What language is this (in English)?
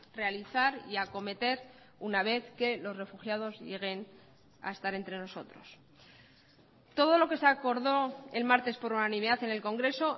Spanish